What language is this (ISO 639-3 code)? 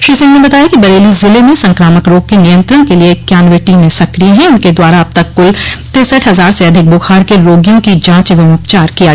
hin